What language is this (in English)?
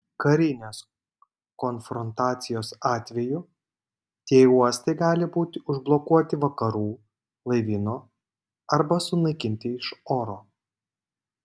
Lithuanian